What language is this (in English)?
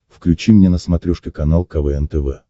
Russian